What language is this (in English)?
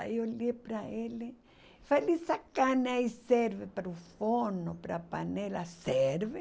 Portuguese